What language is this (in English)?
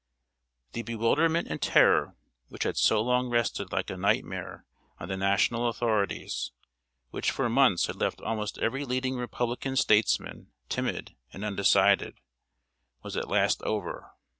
English